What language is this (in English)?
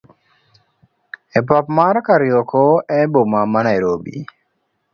Luo (Kenya and Tanzania)